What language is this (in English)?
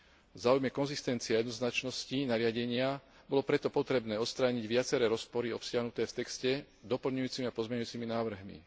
Slovak